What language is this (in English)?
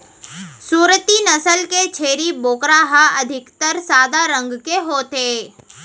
Chhattisgarhi